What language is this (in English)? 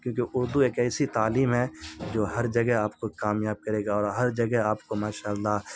Urdu